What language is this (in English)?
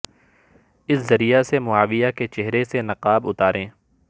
Urdu